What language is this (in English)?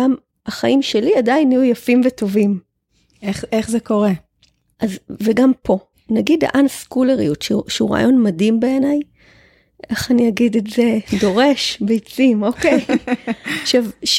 Hebrew